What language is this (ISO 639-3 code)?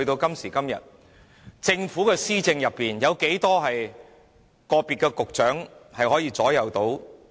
yue